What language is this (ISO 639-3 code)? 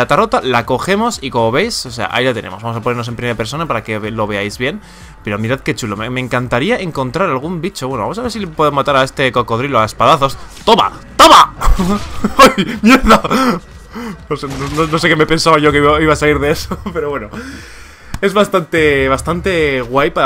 spa